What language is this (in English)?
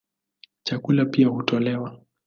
Swahili